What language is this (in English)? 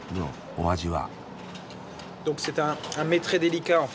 Japanese